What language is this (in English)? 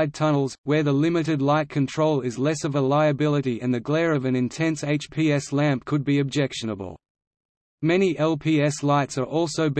English